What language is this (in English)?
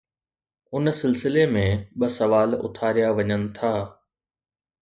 Sindhi